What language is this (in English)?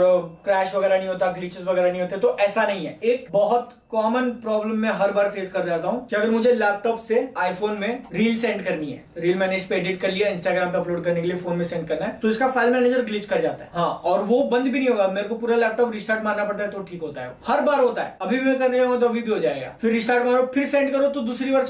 Hindi